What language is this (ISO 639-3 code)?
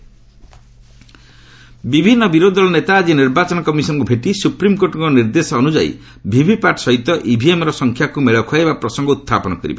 ori